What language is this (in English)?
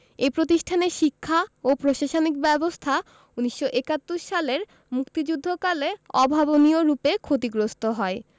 Bangla